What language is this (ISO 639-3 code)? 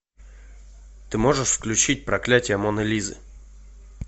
rus